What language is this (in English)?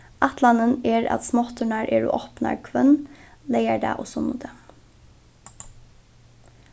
Faroese